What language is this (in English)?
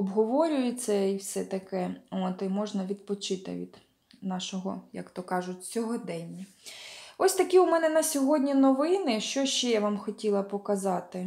Ukrainian